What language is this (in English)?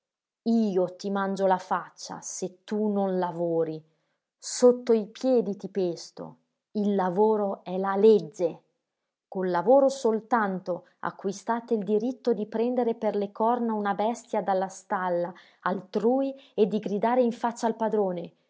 Italian